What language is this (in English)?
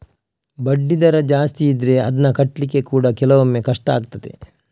Kannada